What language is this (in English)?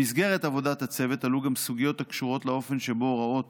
Hebrew